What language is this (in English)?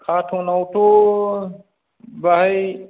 Bodo